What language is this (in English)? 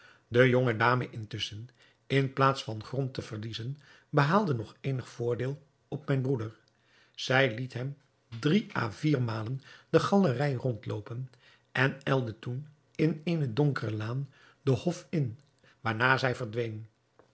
Dutch